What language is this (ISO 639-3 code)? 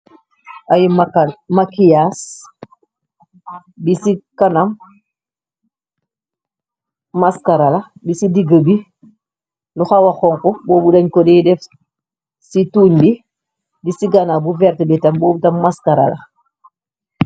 wol